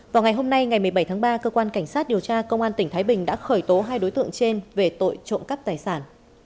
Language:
Vietnamese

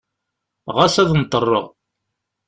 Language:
Kabyle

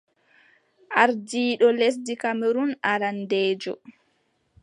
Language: Adamawa Fulfulde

